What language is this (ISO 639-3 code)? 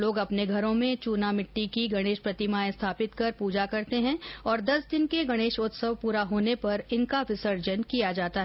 hin